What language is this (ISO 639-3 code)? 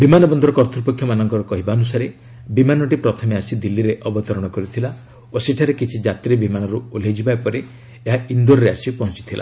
ori